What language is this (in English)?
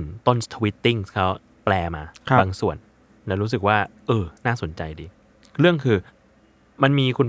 Thai